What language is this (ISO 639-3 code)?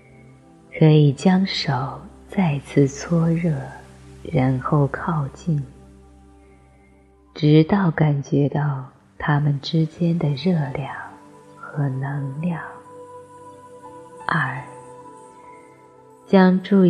zho